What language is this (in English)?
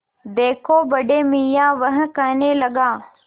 Hindi